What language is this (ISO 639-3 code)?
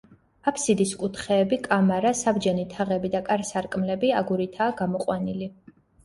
kat